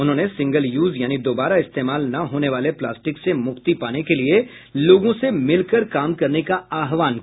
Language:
Hindi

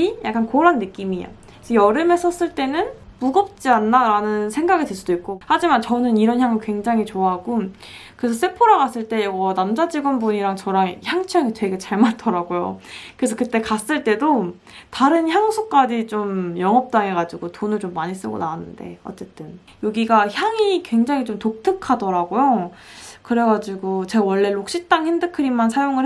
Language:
Korean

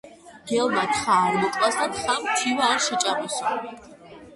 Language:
Georgian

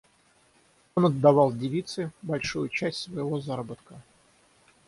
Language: Russian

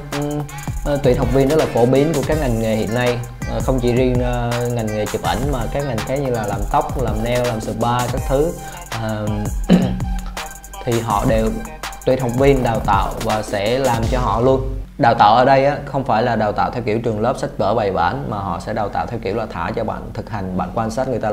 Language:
Vietnamese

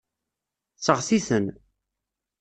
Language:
Kabyle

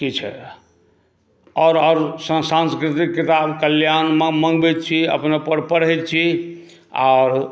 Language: Maithili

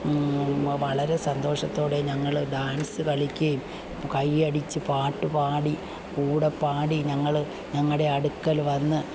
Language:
Malayalam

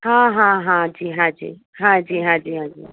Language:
Sindhi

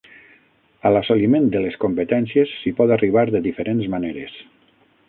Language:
Catalan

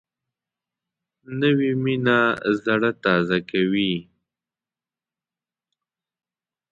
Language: Pashto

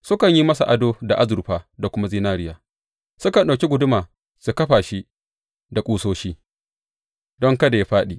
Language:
Hausa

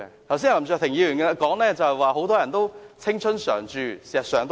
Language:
Cantonese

